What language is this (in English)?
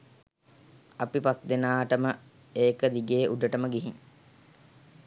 Sinhala